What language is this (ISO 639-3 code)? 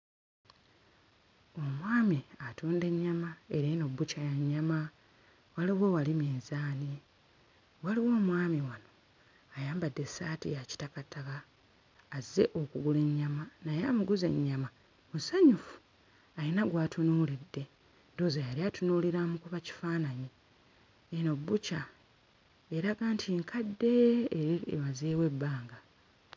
lug